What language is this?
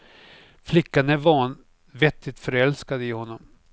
Swedish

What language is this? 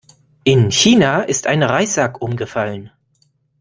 German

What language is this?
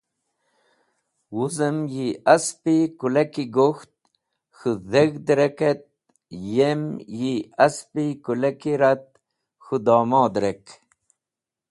Wakhi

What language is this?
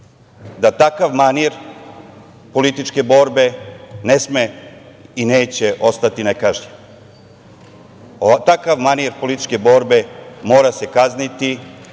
Serbian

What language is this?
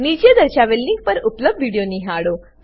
Gujarati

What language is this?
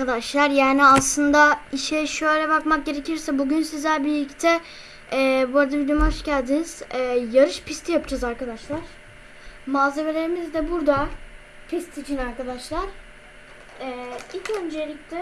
Turkish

